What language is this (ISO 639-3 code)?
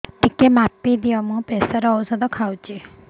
ori